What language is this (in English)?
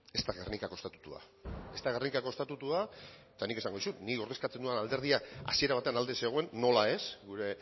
Basque